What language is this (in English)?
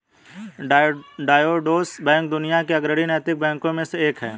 Hindi